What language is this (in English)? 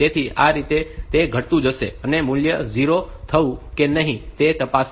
Gujarati